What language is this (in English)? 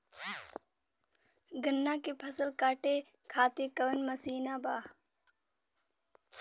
Bhojpuri